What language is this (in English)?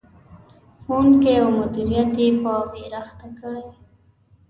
Pashto